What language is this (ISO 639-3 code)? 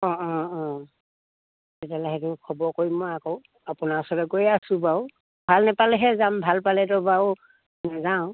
asm